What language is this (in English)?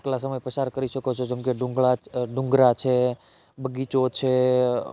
Gujarati